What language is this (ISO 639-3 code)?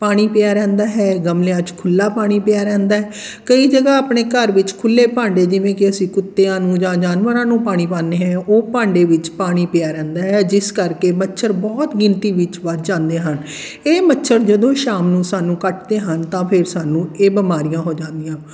pan